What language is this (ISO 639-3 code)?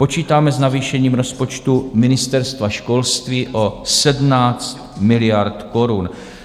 ces